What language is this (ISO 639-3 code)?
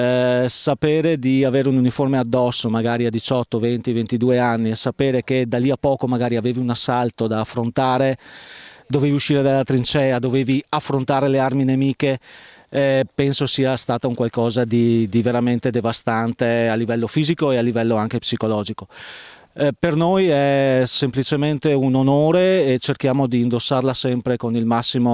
ita